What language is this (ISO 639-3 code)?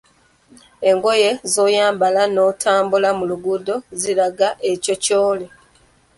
lug